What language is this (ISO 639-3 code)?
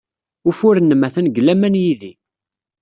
kab